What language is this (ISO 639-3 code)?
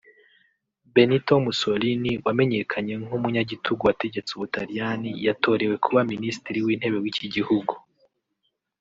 kin